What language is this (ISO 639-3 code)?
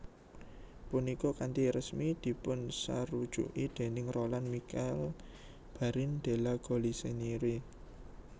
jav